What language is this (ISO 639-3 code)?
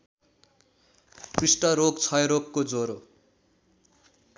nep